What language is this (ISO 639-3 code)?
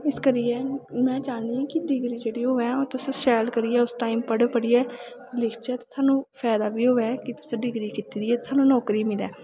doi